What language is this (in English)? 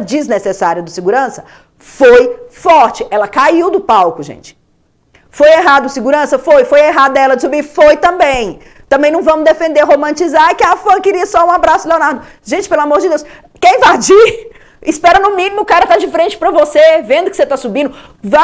Portuguese